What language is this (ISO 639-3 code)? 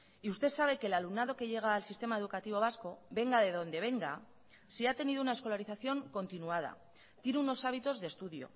spa